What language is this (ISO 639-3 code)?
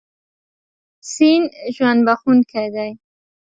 pus